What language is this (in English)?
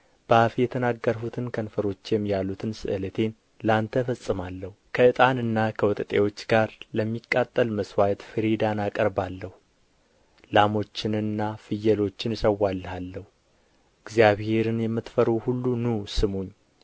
Amharic